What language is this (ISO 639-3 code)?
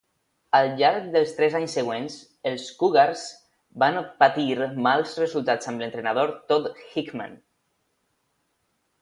cat